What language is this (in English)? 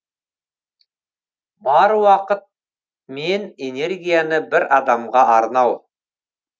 Kazakh